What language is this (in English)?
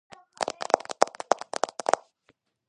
Georgian